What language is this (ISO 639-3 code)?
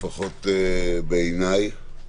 heb